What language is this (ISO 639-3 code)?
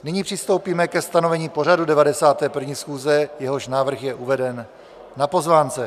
ces